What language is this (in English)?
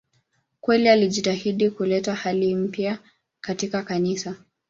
Swahili